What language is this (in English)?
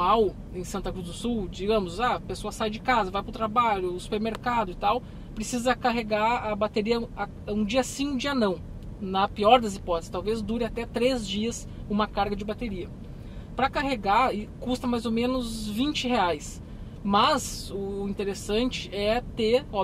Portuguese